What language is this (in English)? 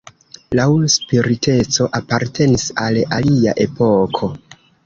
Esperanto